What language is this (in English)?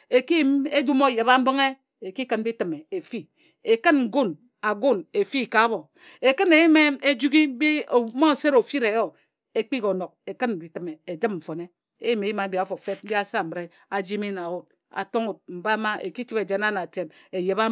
Ejagham